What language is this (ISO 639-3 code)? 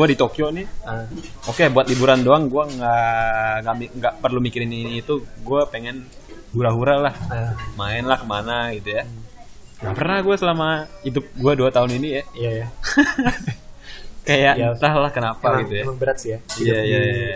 ind